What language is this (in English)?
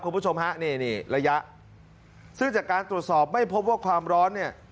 Thai